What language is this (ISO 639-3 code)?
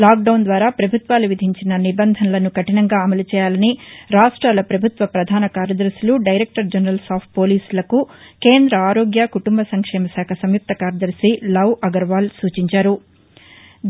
tel